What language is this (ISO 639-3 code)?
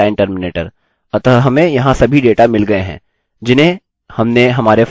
hin